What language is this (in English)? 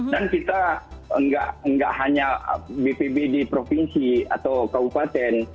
Indonesian